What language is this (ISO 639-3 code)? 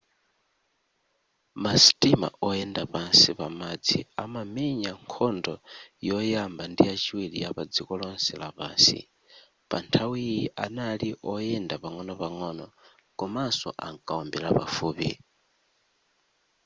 nya